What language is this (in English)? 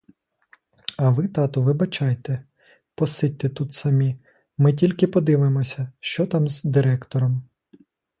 Ukrainian